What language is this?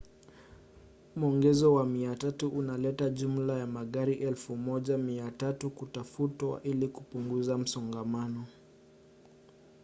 Swahili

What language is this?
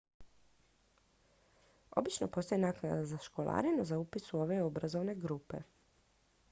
Croatian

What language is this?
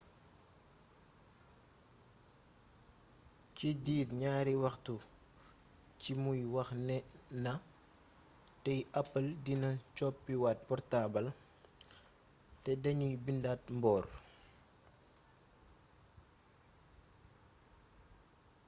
Wolof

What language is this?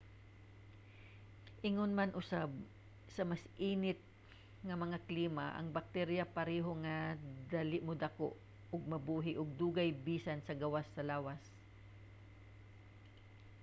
Cebuano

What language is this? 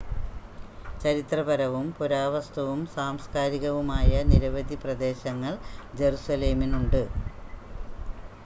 Malayalam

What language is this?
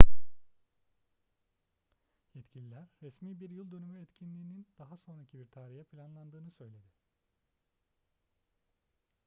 Turkish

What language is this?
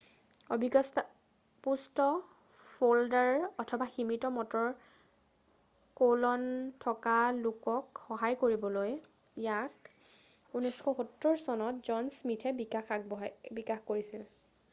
Assamese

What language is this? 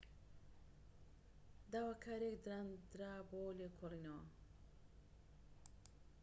Central Kurdish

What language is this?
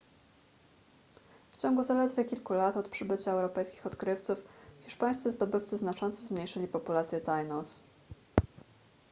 Polish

